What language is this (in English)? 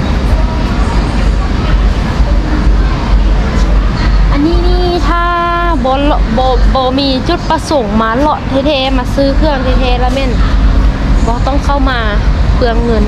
Thai